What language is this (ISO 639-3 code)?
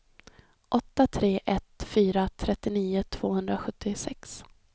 swe